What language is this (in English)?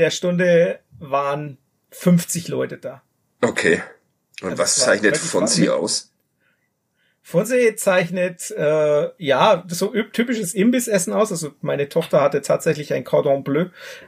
German